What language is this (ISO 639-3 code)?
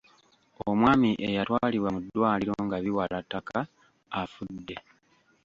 lug